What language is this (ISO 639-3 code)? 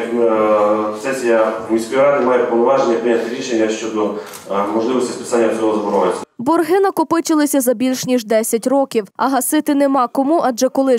rus